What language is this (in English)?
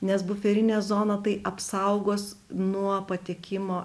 Lithuanian